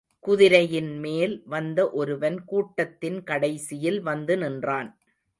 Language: Tamil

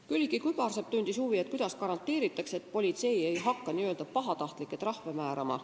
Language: Estonian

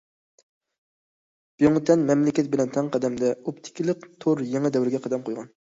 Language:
Uyghur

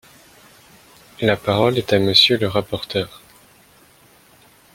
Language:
French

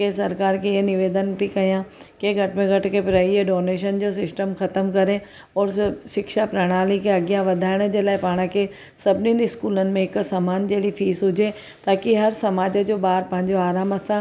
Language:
Sindhi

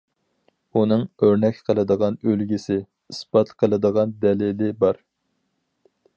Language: Uyghur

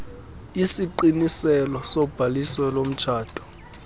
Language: Xhosa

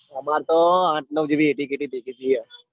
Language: Gujarati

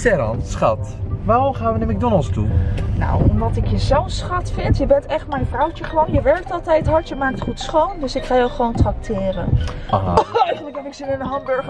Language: Dutch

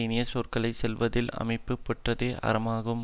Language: Tamil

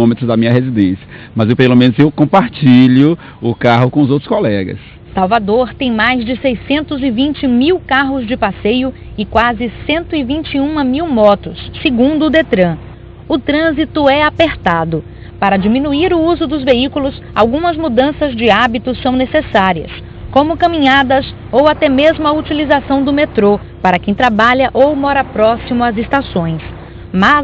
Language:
Portuguese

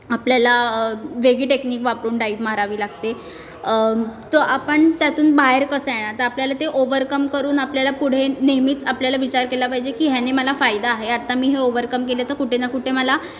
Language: Marathi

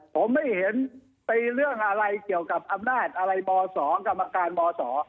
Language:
Thai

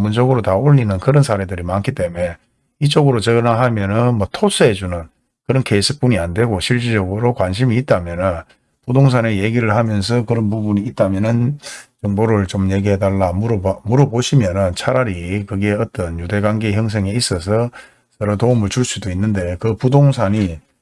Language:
Korean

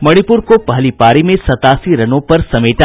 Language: Hindi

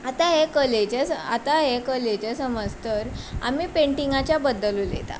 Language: Konkani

